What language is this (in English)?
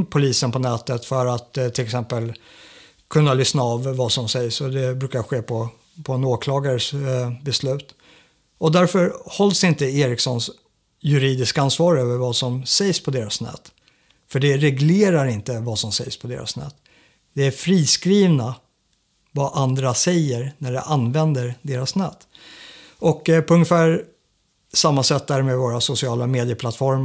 Swedish